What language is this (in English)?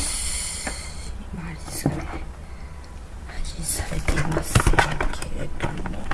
Japanese